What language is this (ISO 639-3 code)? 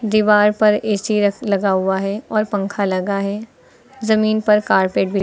hin